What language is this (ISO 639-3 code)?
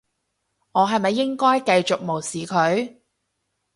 yue